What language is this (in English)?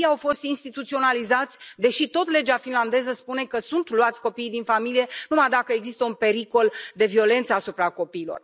Romanian